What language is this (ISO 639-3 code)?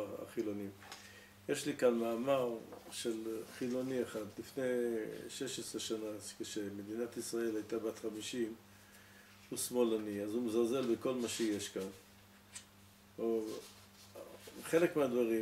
heb